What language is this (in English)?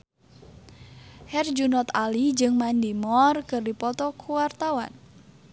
Sundanese